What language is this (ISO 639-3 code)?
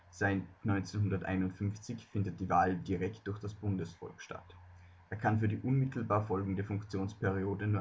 deu